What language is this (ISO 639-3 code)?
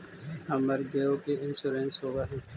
mag